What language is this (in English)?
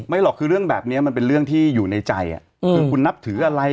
Thai